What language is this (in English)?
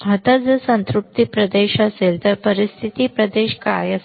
Marathi